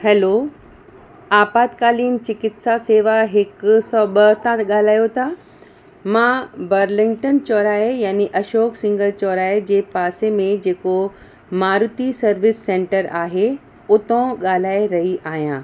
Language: Sindhi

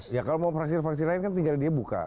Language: Indonesian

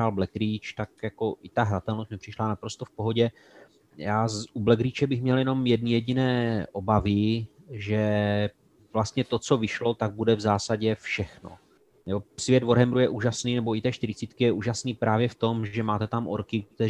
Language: Czech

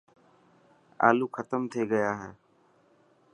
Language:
Dhatki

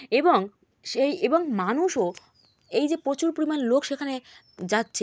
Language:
Bangla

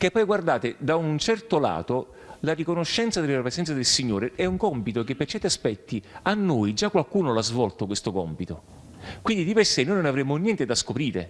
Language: Italian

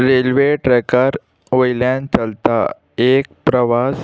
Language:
Konkani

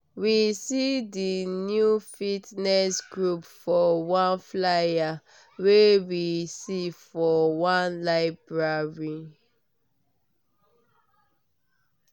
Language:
Nigerian Pidgin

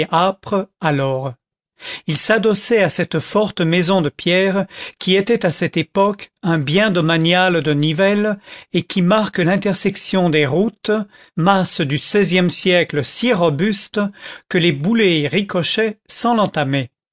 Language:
French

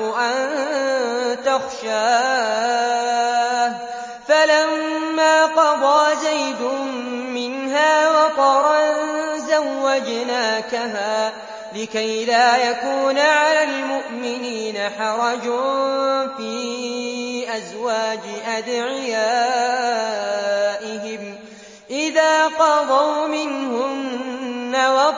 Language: Arabic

